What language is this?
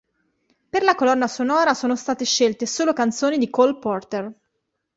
Italian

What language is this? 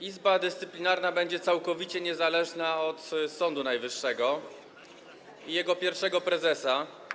Polish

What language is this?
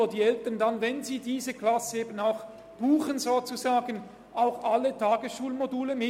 Swiss German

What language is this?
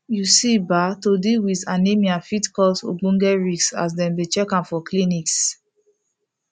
Nigerian Pidgin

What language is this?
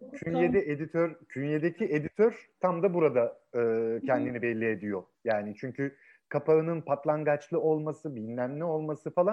Turkish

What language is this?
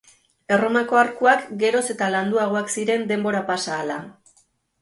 Basque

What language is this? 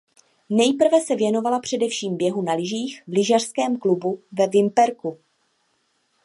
Czech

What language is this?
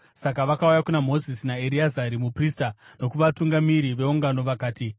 Shona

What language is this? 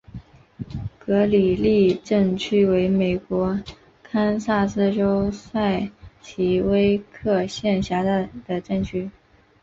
Chinese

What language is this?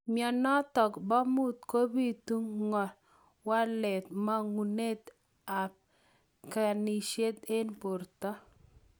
Kalenjin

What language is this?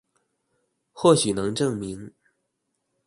Chinese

